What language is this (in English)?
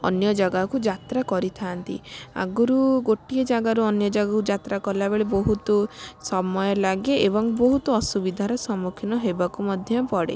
Odia